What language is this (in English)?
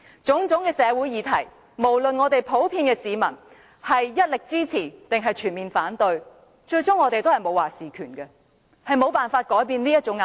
Cantonese